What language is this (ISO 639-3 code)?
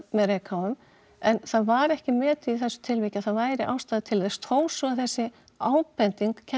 isl